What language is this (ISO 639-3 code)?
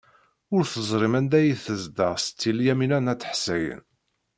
kab